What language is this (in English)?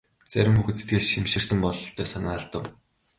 Mongolian